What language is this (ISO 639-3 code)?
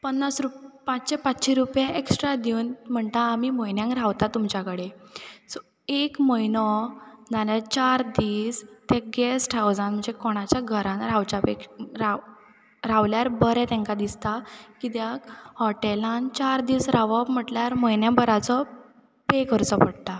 kok